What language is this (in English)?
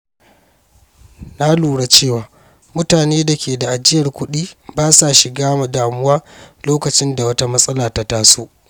Hausa